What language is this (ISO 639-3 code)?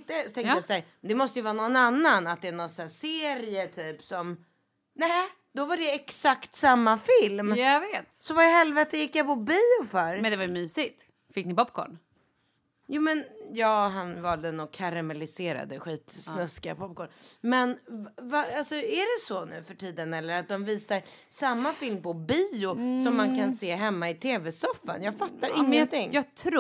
swe